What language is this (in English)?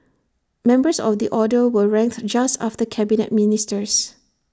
English